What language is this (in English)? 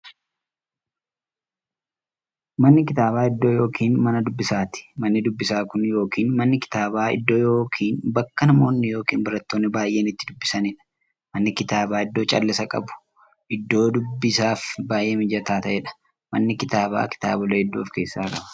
Oromo